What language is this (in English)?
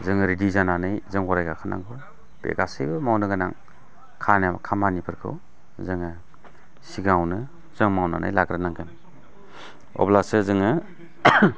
Bodo